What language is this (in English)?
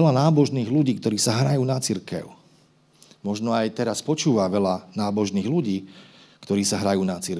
Slovak